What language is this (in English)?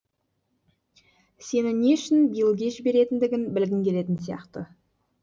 Kazakh